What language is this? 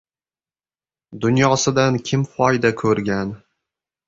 Uzbek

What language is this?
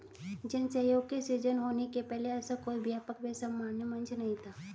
Hindi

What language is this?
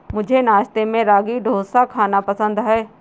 Hindi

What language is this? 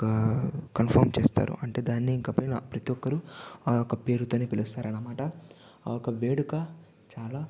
Telugu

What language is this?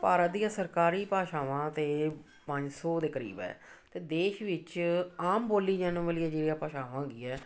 Punjabi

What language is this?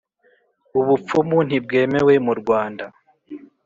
Kinyarwanda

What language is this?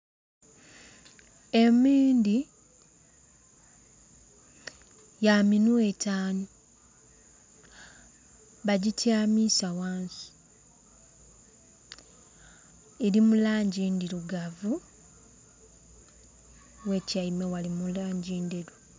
Soga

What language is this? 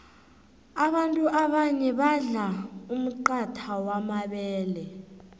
South Ndebele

